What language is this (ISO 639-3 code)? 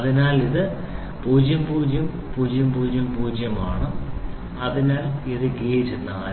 mal